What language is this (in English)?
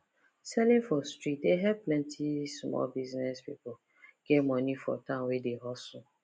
Nigerian Pidgin